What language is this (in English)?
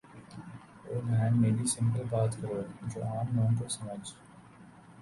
Urdu